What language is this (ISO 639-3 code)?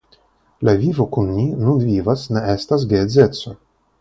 epo